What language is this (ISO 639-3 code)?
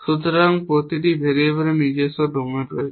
ben